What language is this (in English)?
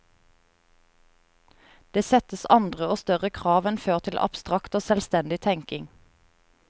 Norwegian